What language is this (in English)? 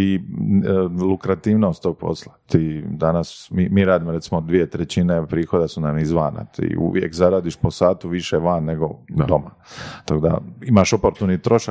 Croatian